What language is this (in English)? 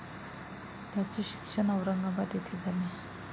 Marathi